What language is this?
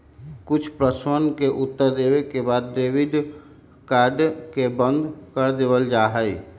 Magahi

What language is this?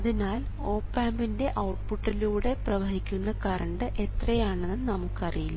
Malayalam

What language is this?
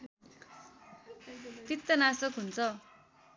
Nepali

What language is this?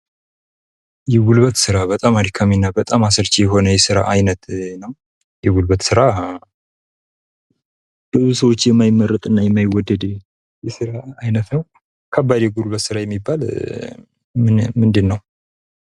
Amharic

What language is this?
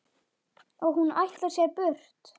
Icelandic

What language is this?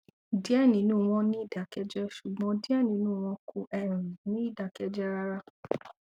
Yoruba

